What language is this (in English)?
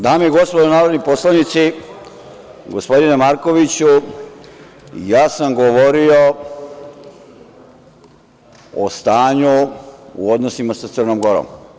Serbian